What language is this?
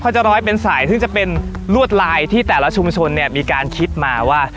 Thai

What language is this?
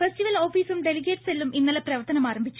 Malayalam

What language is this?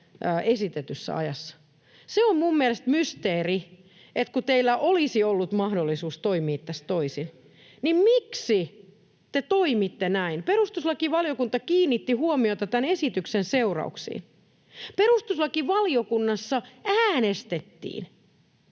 Finnish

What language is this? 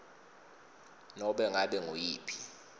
Swati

